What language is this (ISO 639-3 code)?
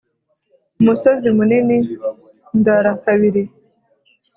kin